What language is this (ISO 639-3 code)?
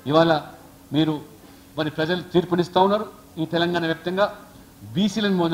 hin